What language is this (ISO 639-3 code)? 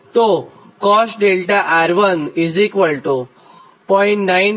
guj